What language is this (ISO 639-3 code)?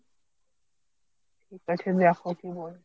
ben